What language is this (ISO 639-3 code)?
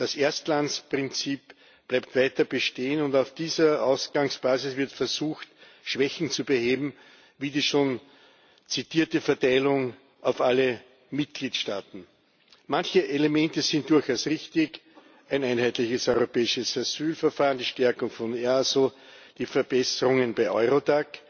deu